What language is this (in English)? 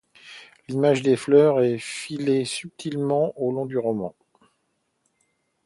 French